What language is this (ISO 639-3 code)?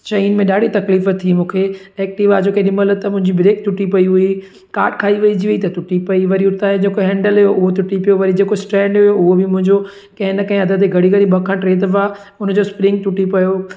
snd